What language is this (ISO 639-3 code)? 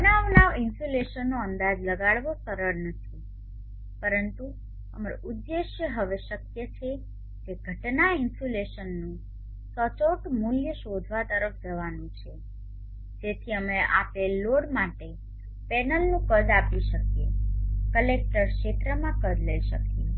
guj